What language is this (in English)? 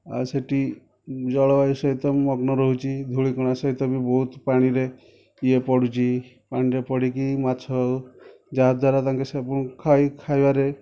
Odia